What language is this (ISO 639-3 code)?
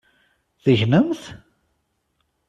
kab